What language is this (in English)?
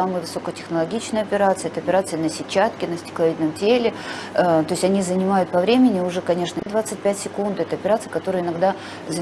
Russian